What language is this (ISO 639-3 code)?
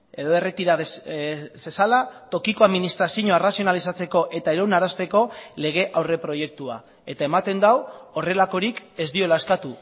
eus